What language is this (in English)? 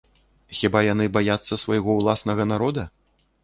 Belarusian